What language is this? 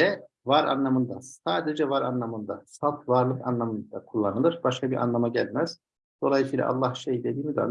Turkish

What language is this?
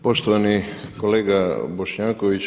Croatian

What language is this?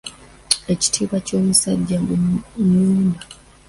Ganda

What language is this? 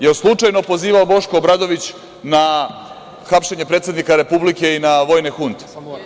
Serbian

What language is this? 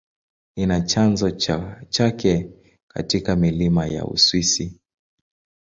Swahili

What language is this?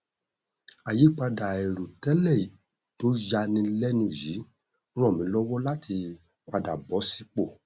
Yoruba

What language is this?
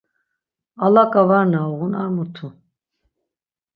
Laz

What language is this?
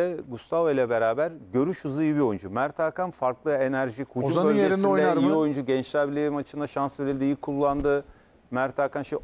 Turkish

